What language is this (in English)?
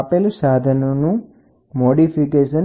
Gujarati